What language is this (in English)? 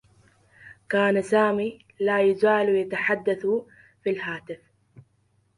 Arabic